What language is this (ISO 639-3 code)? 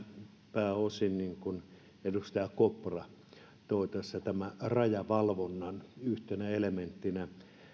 fin